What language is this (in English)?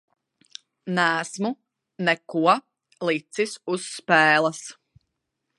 Latvian